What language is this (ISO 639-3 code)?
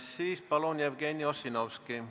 est